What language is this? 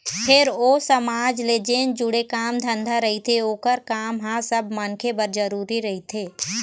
Chhattisgarhi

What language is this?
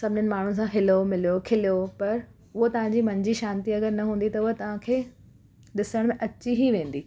Sindhi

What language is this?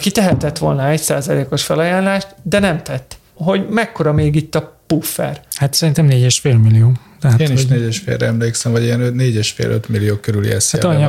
Hungarian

